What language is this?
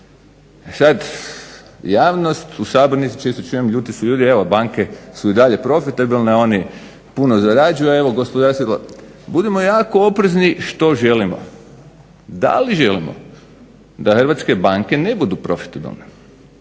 Croatian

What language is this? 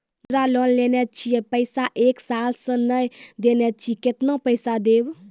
Maithili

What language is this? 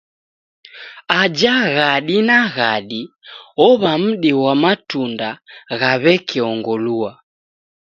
Taita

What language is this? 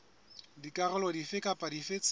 Southern Sotho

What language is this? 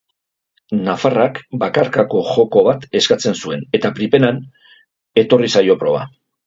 Basque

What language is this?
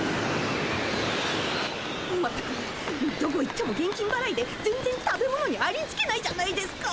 Japanese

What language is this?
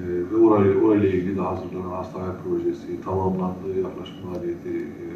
Turkish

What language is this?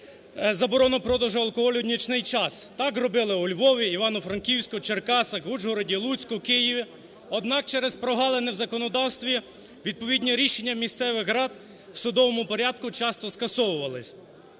Ukrainian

